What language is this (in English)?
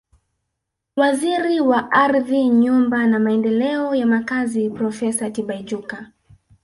Swahili